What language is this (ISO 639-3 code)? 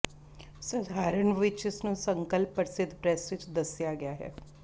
pan